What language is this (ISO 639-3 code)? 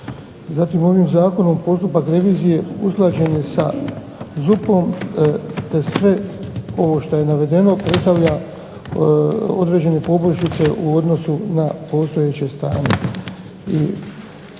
hrv